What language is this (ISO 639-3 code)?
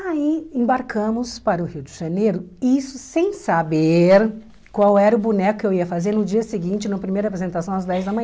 por